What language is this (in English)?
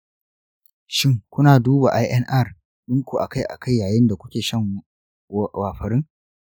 Hausa